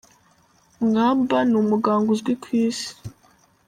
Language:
Kinyarwanda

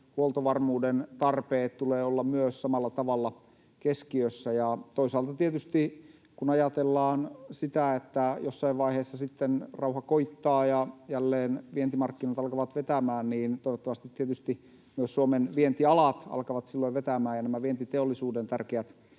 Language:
Finnish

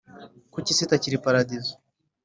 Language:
Kinyarwanda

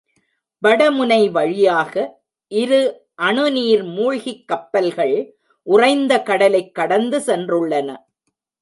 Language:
Tamil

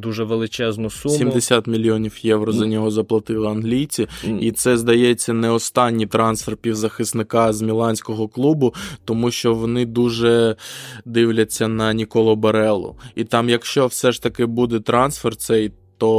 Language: Ukrainian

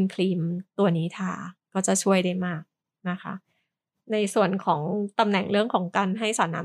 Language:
Thai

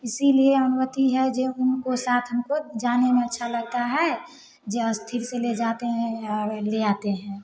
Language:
Hindi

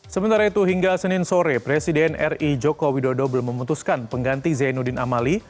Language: Indonesian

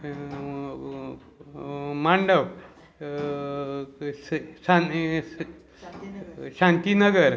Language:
Konkani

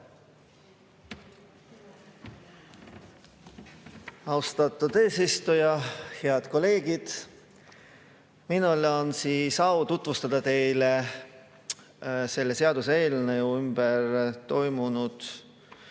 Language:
Estonian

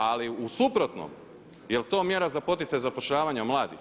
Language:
Croatian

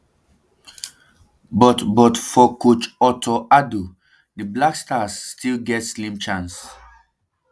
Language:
Nigerian Pidgin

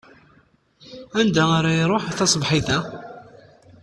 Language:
Kabyle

